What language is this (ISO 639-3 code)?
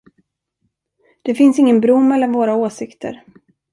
swe